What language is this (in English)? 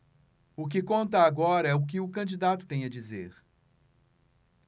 Portuguese